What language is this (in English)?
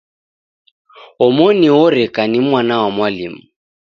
Taita